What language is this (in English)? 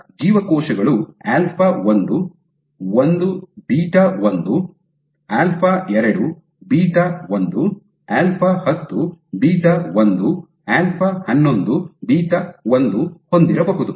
Kannada